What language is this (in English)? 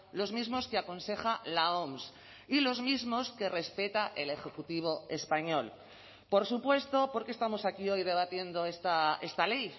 Spanish